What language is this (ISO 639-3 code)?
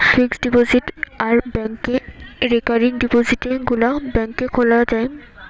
ben